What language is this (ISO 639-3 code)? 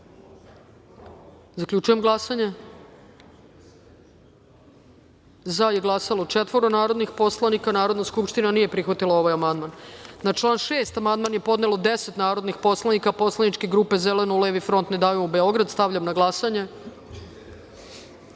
srp